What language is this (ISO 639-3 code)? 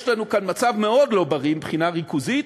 heb